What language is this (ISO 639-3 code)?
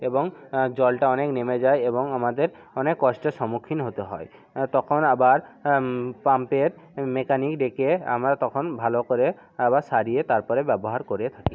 ben